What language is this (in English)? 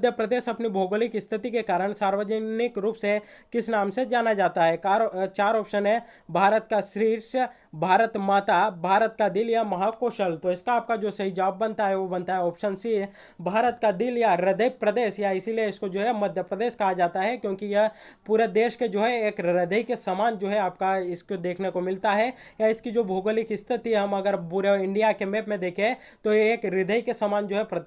Hindi